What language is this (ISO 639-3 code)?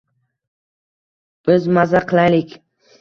uzb